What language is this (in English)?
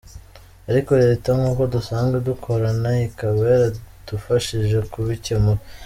Kinyarwanda